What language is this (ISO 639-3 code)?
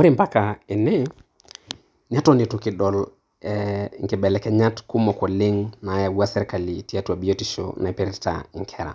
mas